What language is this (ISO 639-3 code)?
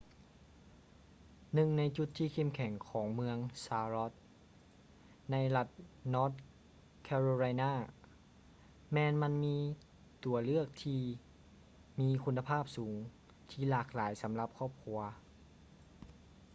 lao